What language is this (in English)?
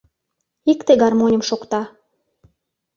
Mari